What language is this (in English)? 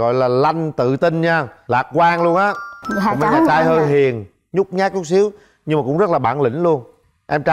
Vietnamese